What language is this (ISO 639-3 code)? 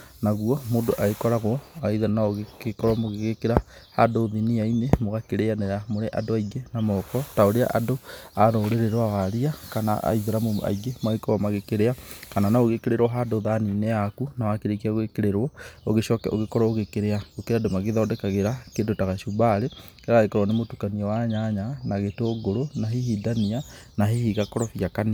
kik